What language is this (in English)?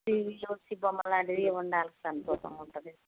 Telugu